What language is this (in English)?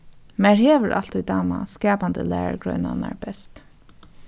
Faroese